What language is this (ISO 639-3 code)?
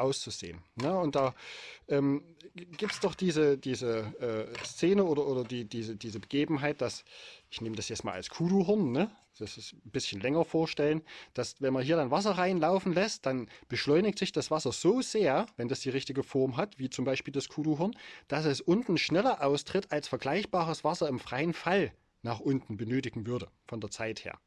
deu